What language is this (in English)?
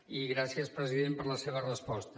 Catalan